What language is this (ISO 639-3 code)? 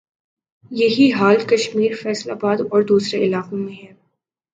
urd